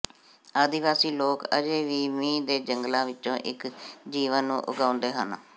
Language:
Punjabi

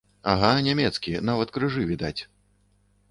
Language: Belarusian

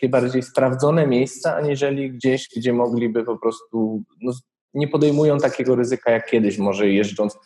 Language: Polish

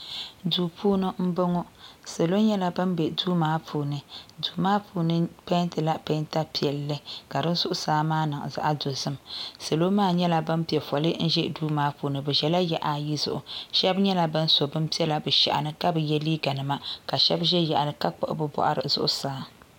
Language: Dagbani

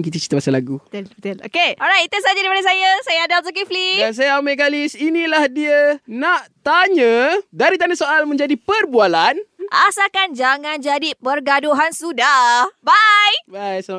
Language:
Malay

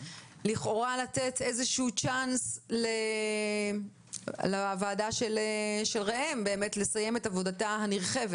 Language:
Hebrew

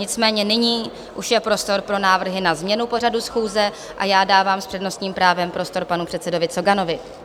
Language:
Czech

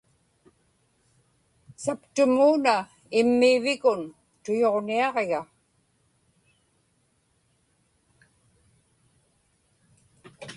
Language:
Inupiaq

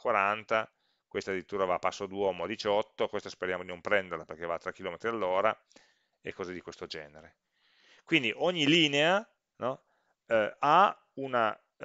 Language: Italian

